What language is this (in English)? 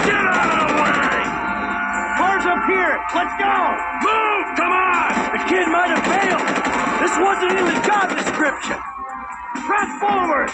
English